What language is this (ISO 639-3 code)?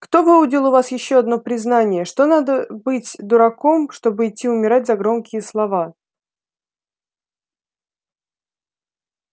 rus